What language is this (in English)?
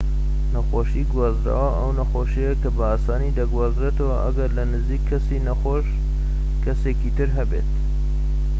Central Kurdish